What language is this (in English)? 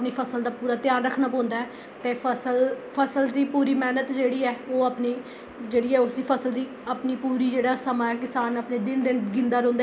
Dogri